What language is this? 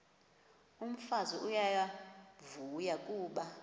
Xhosa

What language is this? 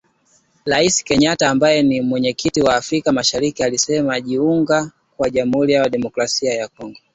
Swahili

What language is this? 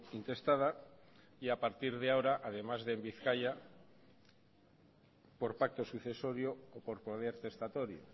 Spanish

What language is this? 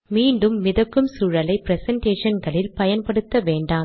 Tamil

